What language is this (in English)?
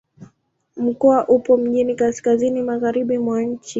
Swahili